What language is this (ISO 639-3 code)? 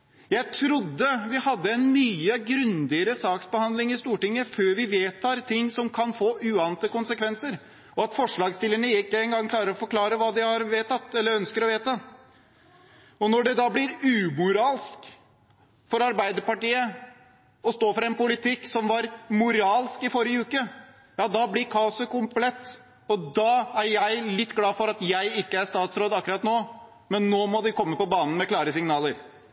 nob